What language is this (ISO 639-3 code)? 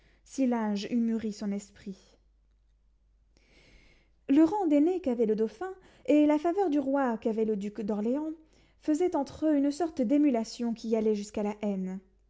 fra